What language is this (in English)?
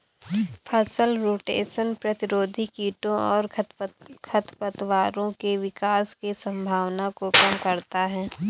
Hindi